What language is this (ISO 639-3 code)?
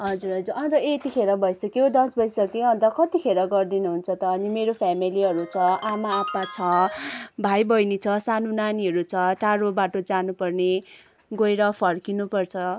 nep